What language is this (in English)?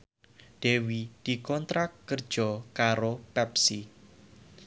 Javanese